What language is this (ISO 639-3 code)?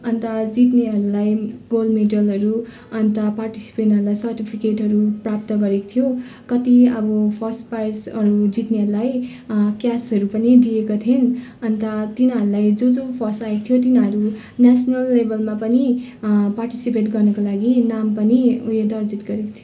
nep